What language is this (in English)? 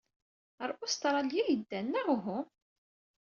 Kabyle